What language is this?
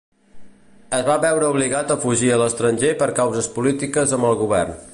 Catalan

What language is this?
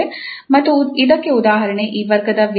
Kannada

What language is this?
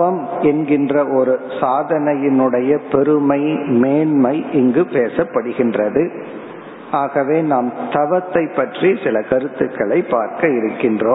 Tamil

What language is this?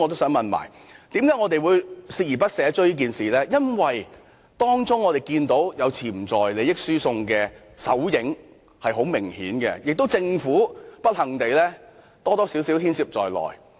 Cantonese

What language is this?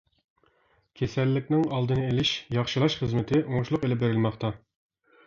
Uyghur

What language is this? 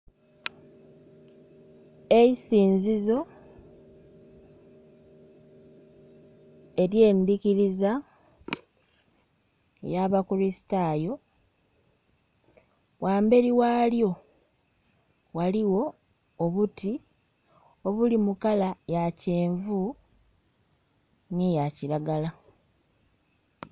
Soga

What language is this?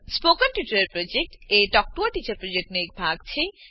Gujarati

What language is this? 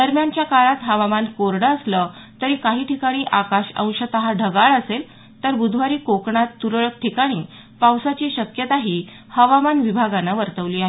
Marathi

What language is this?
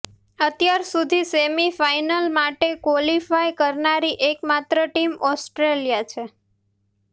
Gujarati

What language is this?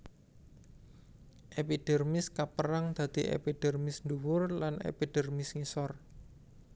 Javanese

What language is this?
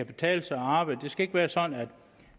Danish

